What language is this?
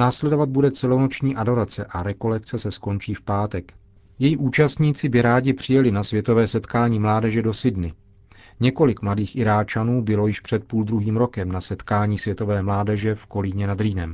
Czech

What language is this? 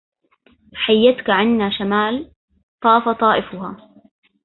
Arabic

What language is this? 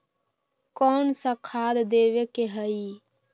Magahi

